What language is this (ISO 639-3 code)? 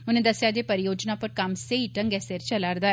doi